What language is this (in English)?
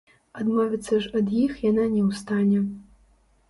Belarusian